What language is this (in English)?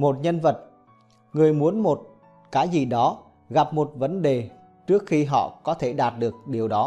Vietnamese